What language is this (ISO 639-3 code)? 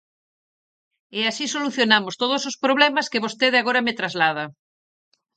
glg